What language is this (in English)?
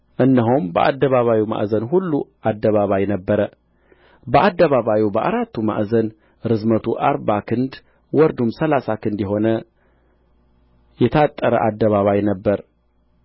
Amharic